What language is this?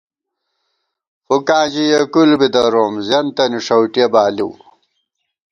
Gawar-Bati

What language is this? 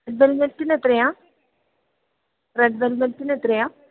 Malayalam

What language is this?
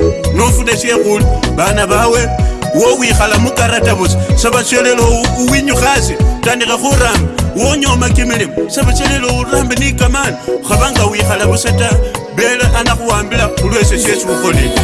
Dutch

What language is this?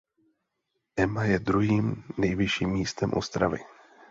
Czech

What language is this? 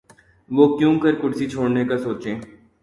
Urdu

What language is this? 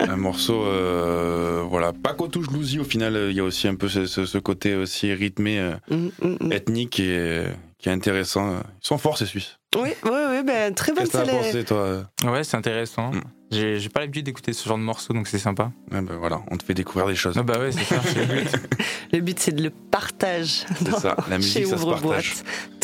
French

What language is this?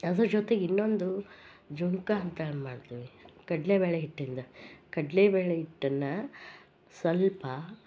Kannada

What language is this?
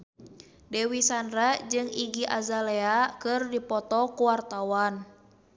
Sundanese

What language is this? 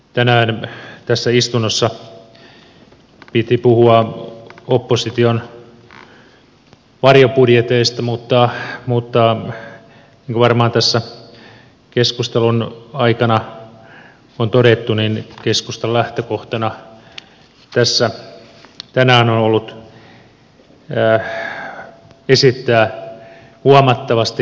Finnish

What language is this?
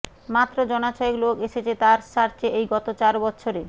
Bangla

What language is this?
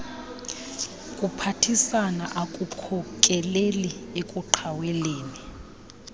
Xhosa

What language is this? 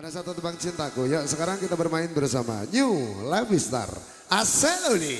Indonesian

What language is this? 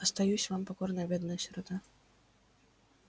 Russian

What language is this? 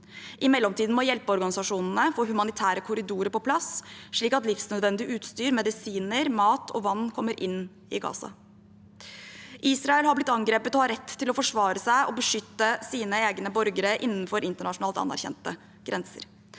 Norwegian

